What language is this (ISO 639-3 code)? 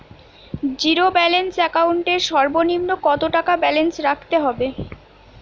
ben